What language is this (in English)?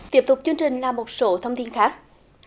Vietnamese